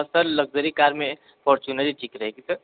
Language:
Hindi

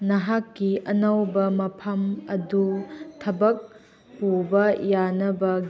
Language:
Manipuri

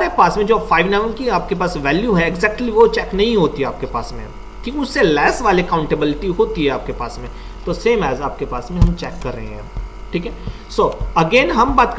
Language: Hindi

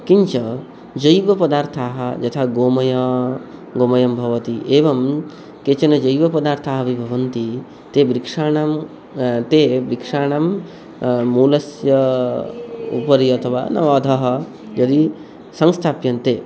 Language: Sanskrit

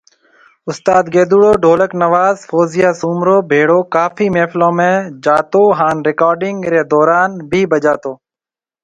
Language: Marwari (Pakistan)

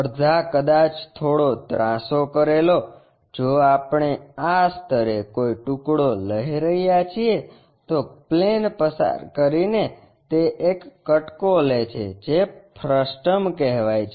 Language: Gujarati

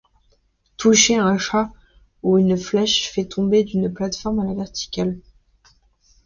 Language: French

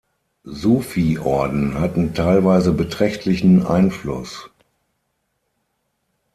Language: German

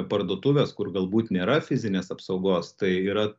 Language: Lithuanian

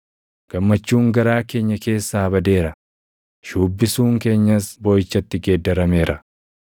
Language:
Oromo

